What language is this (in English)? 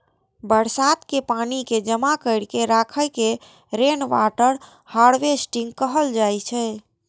Maithili